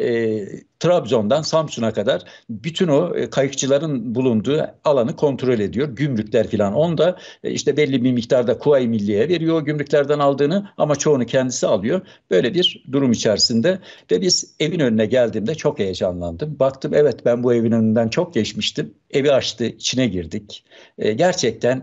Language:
Turkish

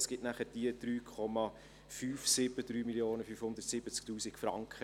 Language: Swiss German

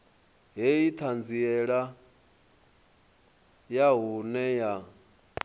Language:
Venda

